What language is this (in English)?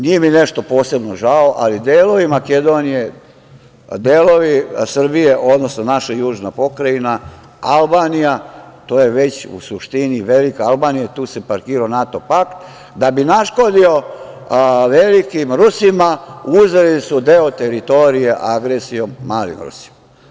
Serbian